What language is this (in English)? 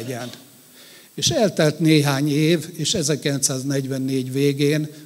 Hungarian